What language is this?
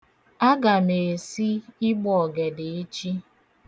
Igbo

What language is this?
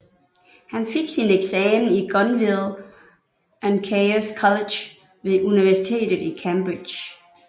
Danish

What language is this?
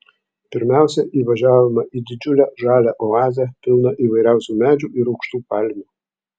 Lithuanian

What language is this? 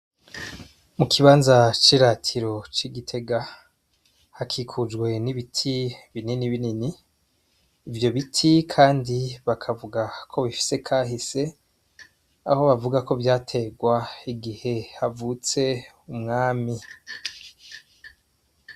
Rundi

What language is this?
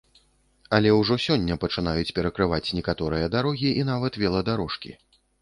Belarusian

